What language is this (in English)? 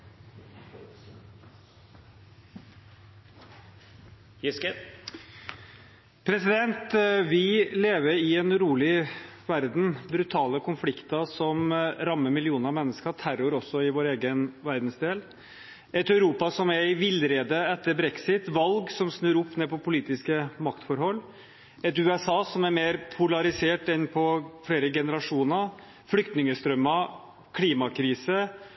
Norwegian